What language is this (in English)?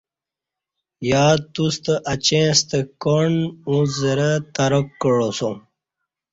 Kati